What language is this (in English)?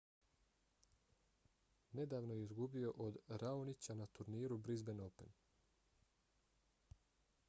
Bosnian